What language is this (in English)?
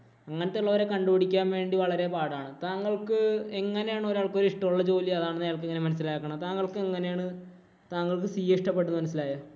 Malayalam